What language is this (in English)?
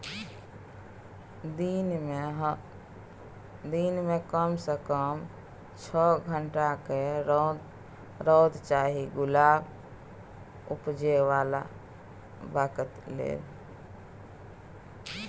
Maithili